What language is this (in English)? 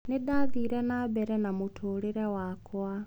Kikuyu